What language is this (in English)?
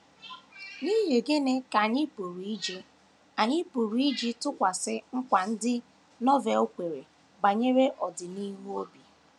Igbo